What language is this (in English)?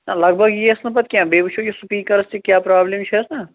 Kashmiri